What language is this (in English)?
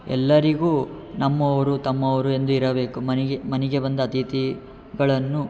Kannada